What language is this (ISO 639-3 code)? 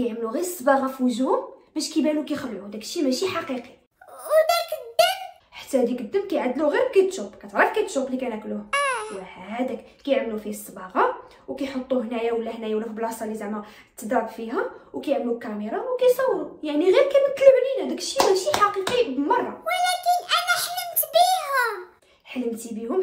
ara